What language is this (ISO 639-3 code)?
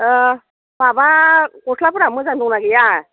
brx